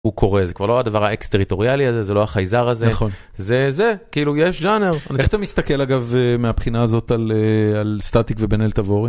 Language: Hebrew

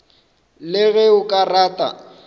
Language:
Northern Sotho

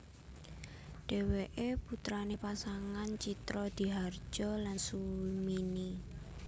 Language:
Javanese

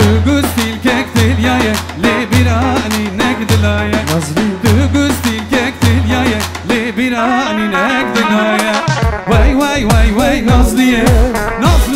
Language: Turkish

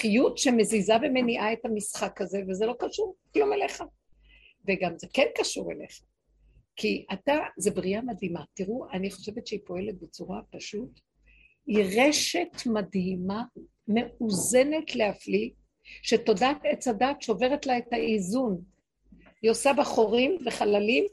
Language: Hebrew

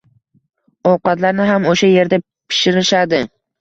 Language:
Uzbek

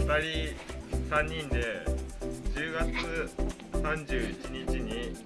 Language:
Japanese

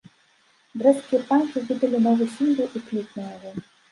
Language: Belarusian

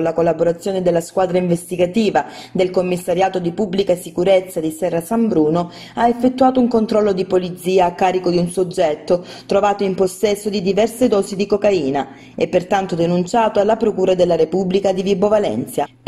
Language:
Italian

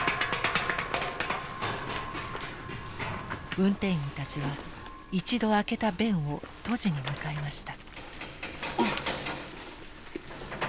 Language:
Japanese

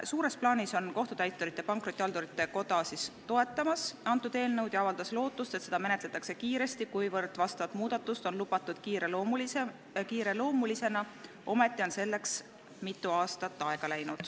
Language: Estonian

